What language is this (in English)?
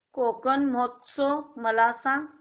Marathi